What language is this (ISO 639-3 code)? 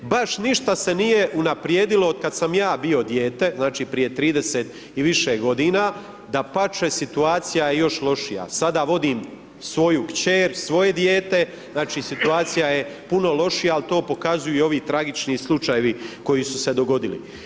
hrv